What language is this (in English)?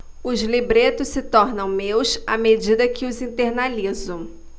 Portuguese